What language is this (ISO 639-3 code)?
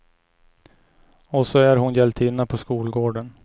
swe